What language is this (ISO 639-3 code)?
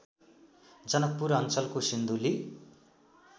nep